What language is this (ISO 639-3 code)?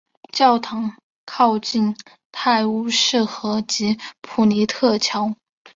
zho